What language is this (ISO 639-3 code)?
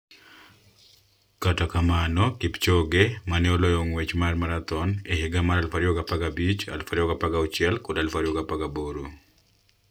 luo